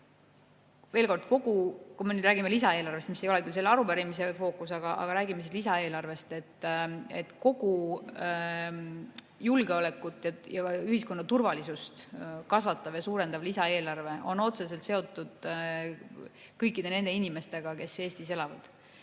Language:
Estonian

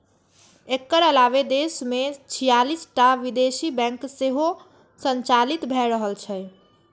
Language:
Maithili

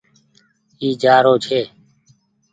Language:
Goaria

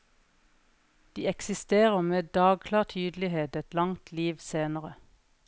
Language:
Norwegian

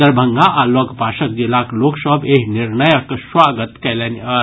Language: Maithili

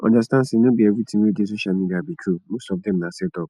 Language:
Nigerian Pidgin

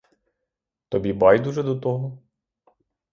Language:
Ukrainian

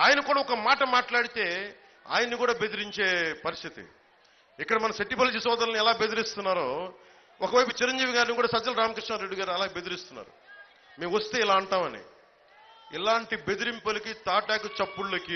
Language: Telugu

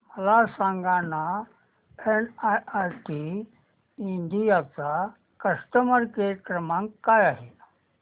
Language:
Marathi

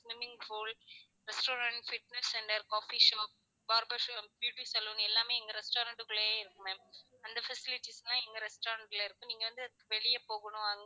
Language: Tamil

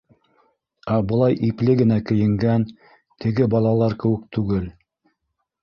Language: Bashkir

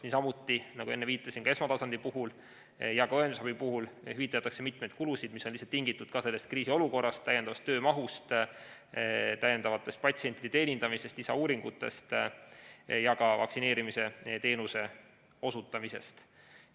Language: Estonian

